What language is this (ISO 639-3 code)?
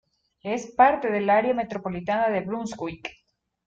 spa